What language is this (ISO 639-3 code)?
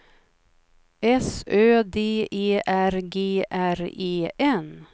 swe